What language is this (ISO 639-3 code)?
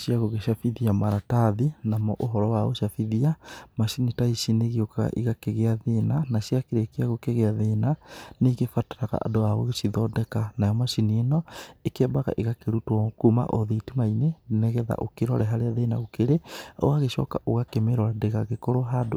kik